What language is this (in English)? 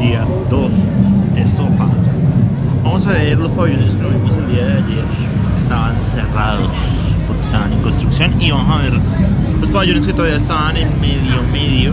Spanish